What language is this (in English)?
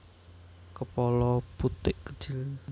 Javanese